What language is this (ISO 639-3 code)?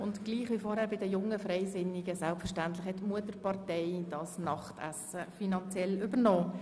gsw